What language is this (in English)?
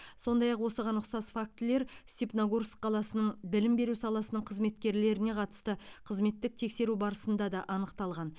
Kazakh